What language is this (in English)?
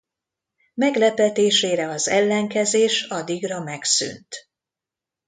Hungarian